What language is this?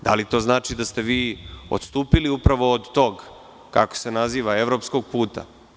Serbian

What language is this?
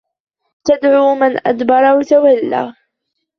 Arabic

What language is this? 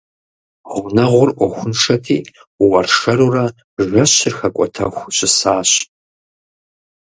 Kabardian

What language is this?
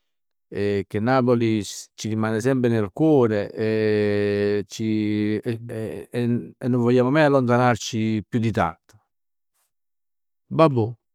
Neapolitan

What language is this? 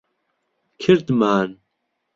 Central Kurdish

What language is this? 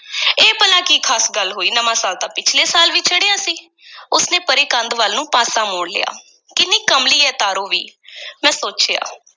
Punjabi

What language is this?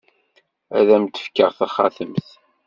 Kabyle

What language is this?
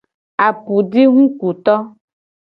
Gen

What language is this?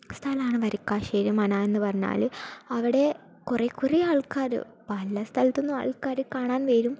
Malayalam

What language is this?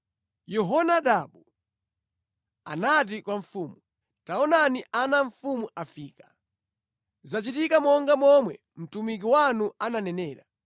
Nyanja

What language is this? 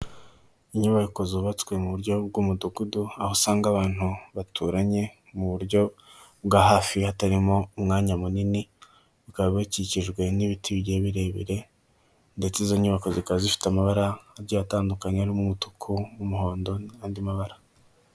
Kinyarwanda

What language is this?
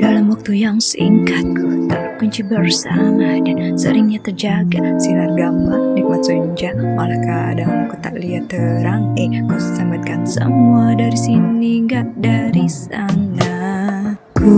Indonesian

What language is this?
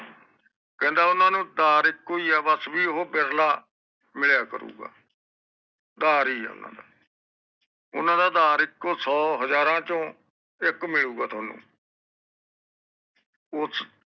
Punjabi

